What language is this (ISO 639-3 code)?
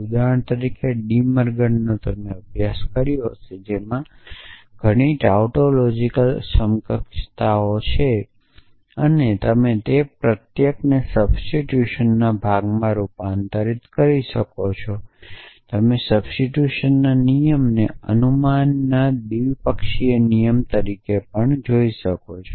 guj